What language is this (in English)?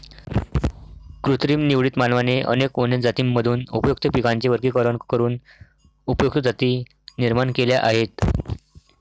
Marathi